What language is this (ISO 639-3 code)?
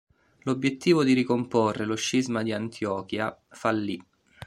ita